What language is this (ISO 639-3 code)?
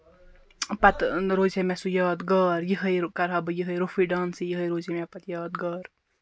kas